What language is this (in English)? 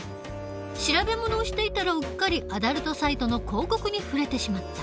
Japanese